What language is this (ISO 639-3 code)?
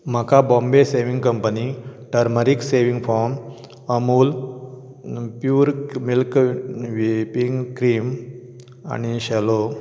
kok